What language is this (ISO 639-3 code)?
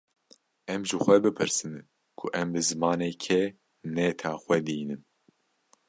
kur